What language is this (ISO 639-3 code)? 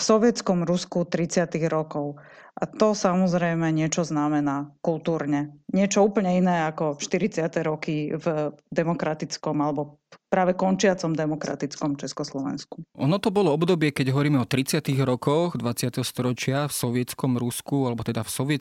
slk